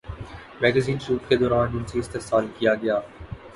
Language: Urdu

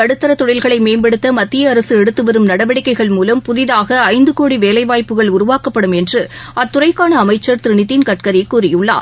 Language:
Tamil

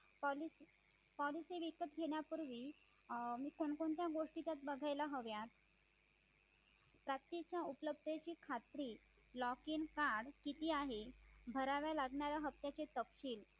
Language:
Marathi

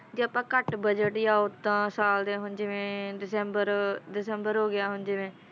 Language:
Punjabi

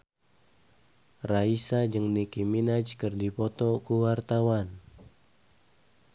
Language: Sundanese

